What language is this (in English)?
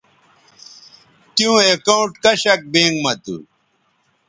Bateri